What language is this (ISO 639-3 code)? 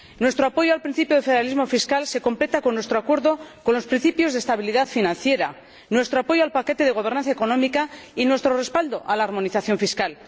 spa